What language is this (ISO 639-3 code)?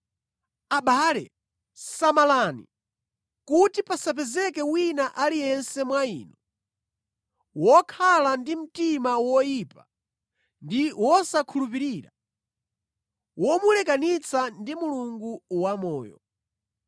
nya